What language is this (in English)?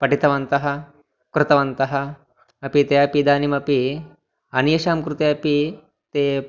Sanskrit